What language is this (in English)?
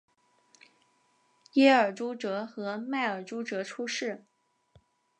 Chinese